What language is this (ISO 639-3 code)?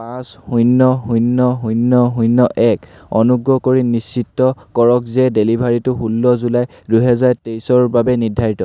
asm